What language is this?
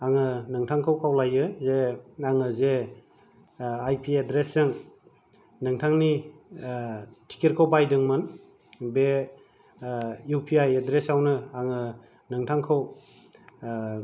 Bodo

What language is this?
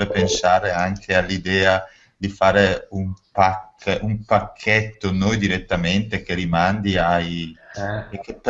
Italian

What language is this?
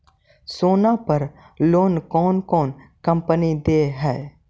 Magahi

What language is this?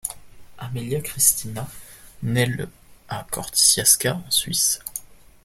French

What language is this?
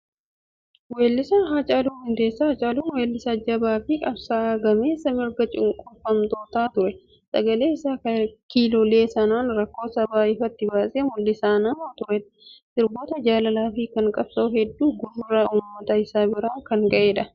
Oromo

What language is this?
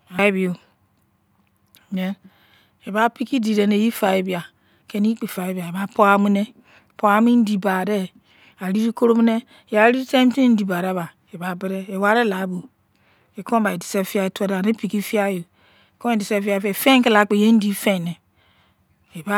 Izon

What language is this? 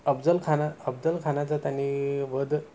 Marathi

